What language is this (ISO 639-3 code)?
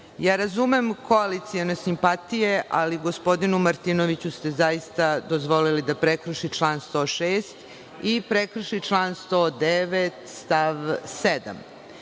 srp